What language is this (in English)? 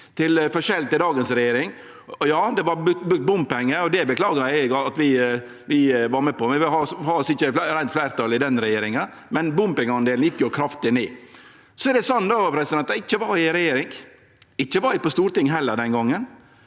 Norwegian